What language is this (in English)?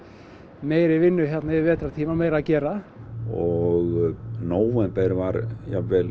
Icelandic